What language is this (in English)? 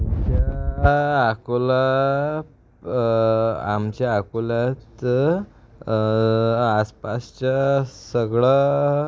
Marathi